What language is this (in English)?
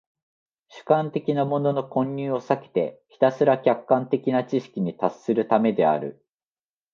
Japanese